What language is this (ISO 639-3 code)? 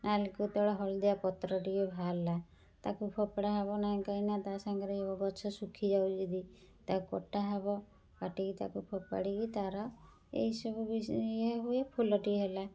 ori